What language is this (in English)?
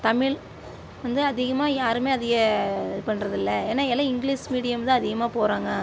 Tamil